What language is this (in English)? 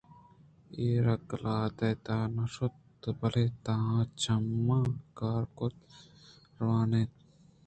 Eastern Balochi